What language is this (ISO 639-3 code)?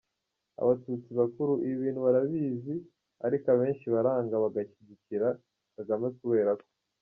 kin